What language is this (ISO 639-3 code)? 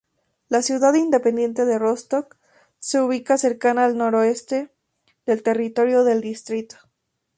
spa